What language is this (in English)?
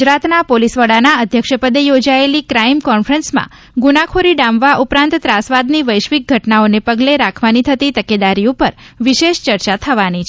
Gujarati